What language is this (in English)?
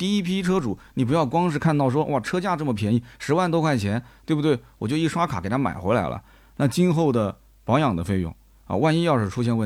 Chinese